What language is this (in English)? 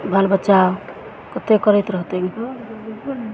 Maithili